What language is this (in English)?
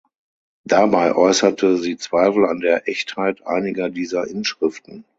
German